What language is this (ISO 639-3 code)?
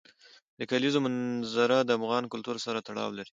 pus